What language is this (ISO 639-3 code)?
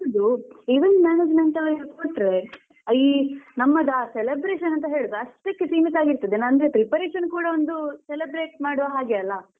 kan